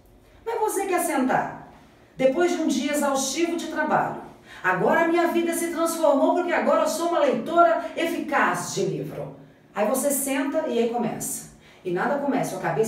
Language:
Portuguese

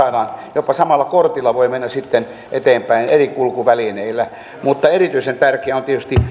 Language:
Finnish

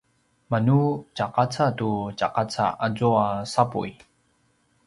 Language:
Paiwan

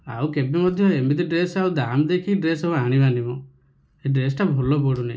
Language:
Odia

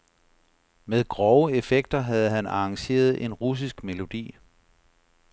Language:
Danish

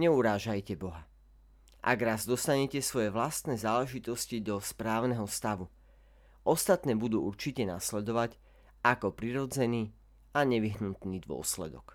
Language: Slovak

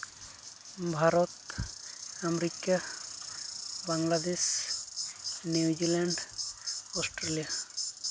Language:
Santali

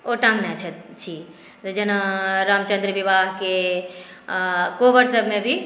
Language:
Maithili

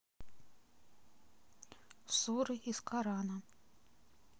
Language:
Russian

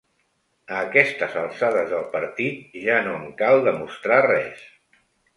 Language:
Catalan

